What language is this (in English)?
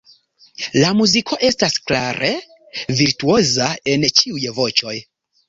Esperanto